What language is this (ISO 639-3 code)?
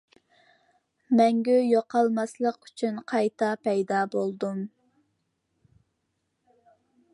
uig